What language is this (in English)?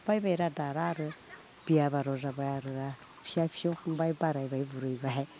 Bodo